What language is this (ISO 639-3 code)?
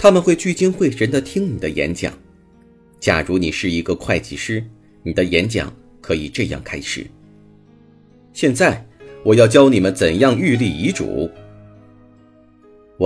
zho